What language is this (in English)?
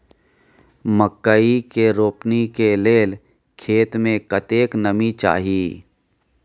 Maithili